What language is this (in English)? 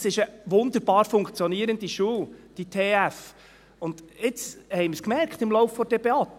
Swiss German